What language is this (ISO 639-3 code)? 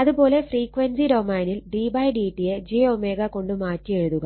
mal